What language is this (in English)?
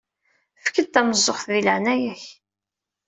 Kabyle